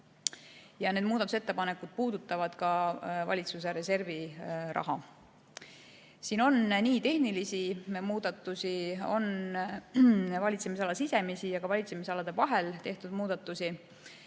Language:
Estonian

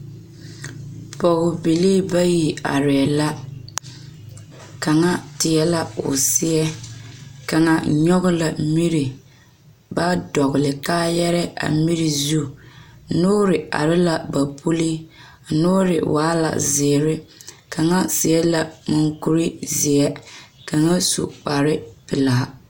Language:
Southern Dagaare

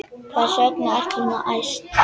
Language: Icelandic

